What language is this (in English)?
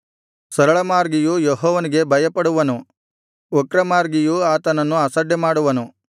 Kannada